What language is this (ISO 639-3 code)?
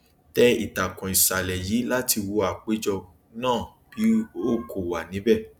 yor